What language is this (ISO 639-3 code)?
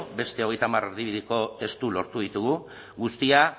eus